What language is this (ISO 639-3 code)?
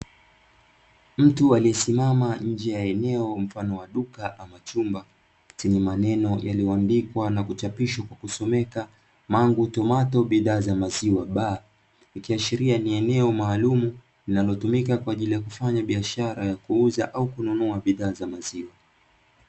swa